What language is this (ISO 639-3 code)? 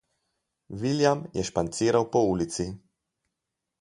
slv